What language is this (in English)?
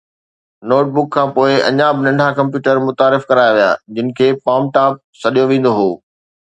Sindhi